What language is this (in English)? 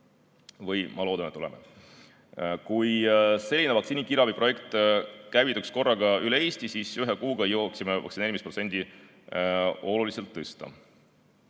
Estonian